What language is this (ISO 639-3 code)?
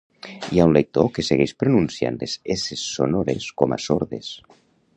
cat